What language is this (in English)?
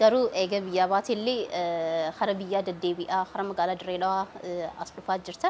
Arabic